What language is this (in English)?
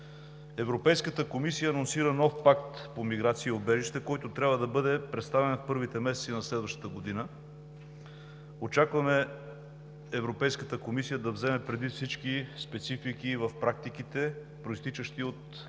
Bulgarian